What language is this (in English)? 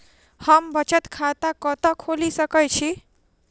Maithili